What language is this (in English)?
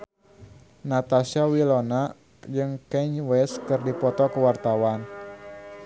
Sundanese